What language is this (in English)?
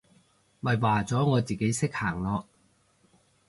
Cantonese